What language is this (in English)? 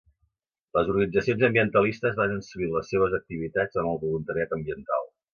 Catalan